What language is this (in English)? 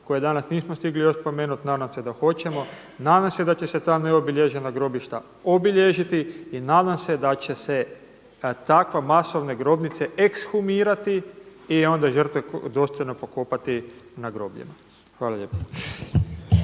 Croatian